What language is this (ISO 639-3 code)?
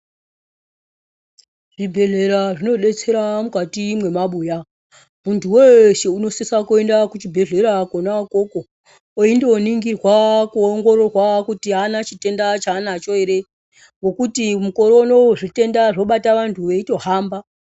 ndc